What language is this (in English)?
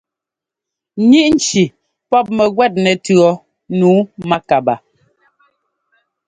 Ngomba